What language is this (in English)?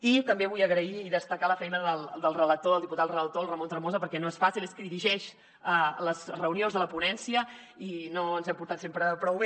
Catalan